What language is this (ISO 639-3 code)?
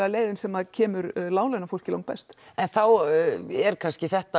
isl